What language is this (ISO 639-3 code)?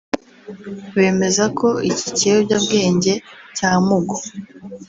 kin